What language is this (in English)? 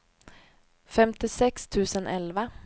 Swedish